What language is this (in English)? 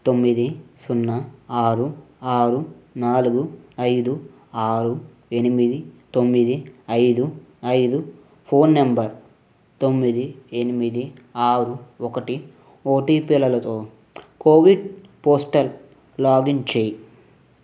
Telugu